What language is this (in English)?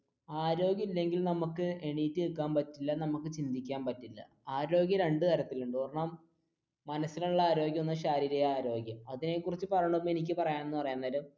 Malayalam